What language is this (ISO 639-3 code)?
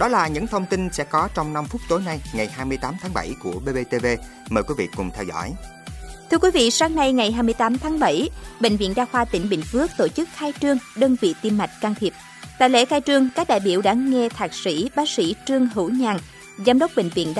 vie